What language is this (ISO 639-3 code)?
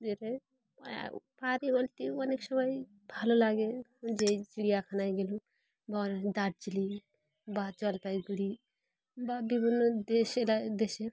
ben